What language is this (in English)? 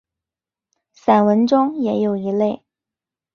Chinese